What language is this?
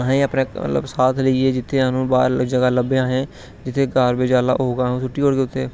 Dogri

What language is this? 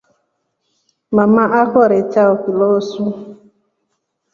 Rombo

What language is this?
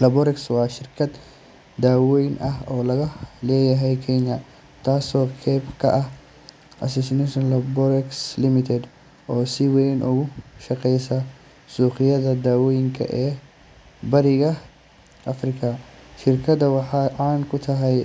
Somali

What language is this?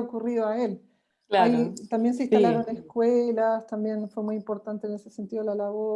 Spanish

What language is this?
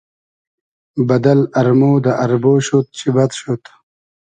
Hazaragi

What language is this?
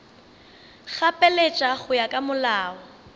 Northern Sotho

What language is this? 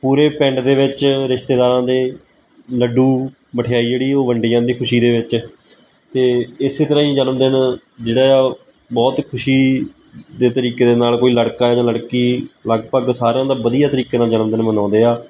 Punjabi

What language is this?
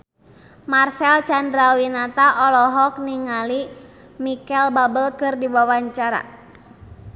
Sundanese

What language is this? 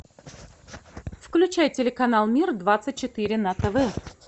Russian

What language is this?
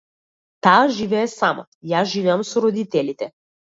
Macedonian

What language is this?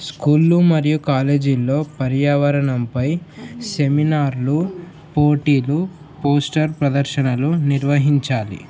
Telugu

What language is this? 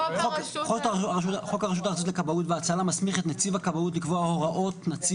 Hebrew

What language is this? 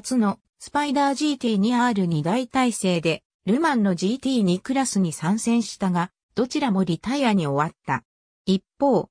Japanese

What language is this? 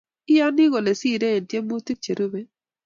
Kalenjin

